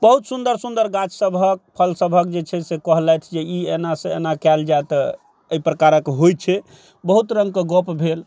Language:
Maithili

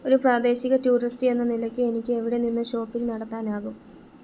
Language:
Malayalam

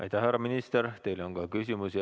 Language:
Estonian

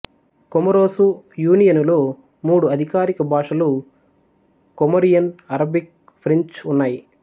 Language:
Telugu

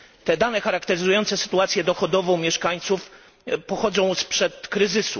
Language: Polish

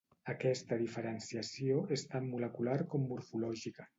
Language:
Catalan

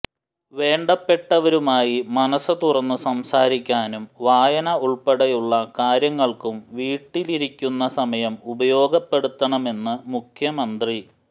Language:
Malayalam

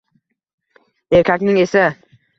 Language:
Uzbek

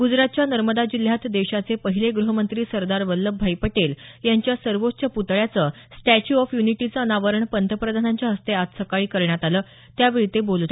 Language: Marathi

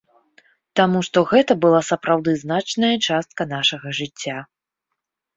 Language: Belarusian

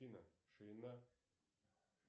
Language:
Russian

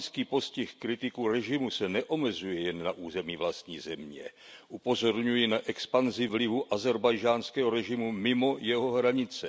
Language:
Czech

